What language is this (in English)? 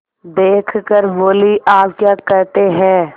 Hindi